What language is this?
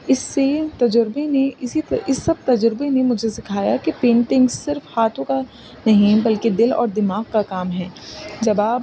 Urdu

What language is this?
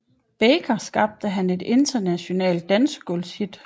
Danish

